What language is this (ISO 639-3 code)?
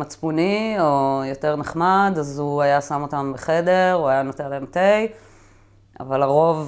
heb